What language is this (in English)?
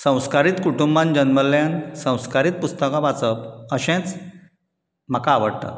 Konkani